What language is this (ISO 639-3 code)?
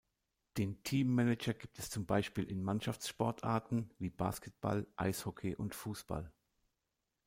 deu